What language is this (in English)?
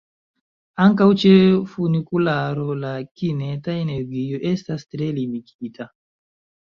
Esperanto